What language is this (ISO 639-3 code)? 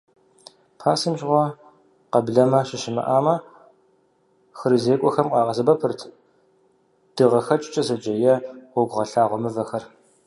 kbd